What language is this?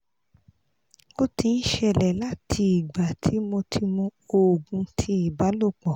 Yoruba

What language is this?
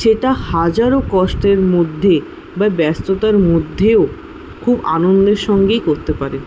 Bangla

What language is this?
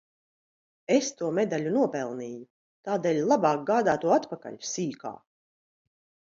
Latvian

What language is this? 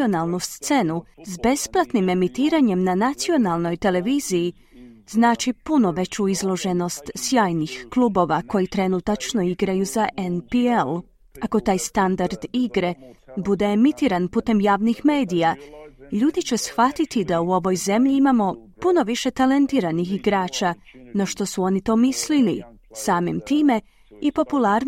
Croatian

